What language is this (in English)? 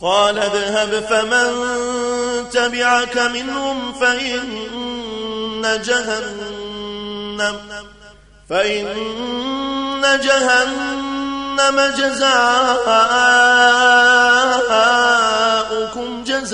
Arabic